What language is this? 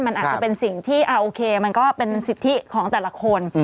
Thai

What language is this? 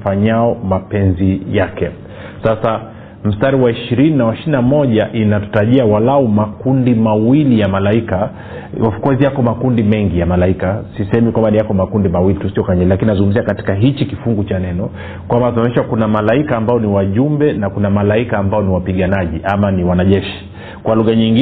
Swahili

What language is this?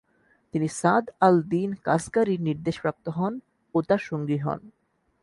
Bangla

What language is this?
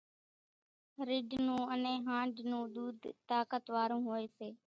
Kachi Koli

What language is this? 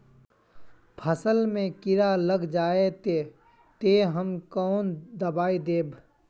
Magahi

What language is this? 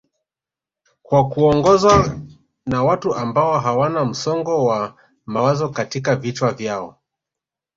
Swahili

